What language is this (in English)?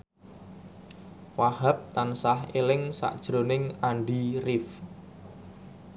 Javanese